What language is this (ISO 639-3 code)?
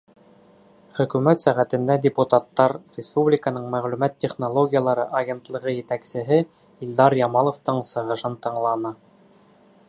bak